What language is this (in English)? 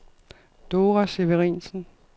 Danish